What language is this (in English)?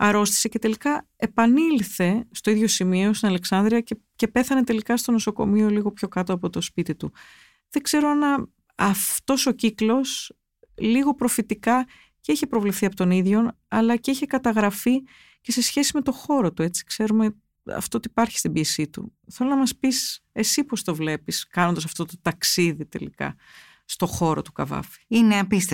Greek